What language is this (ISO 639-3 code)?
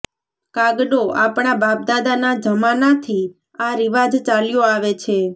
guj